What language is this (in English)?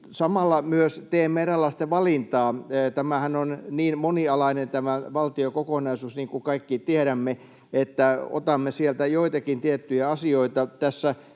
Finnish